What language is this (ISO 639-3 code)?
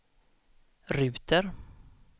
swe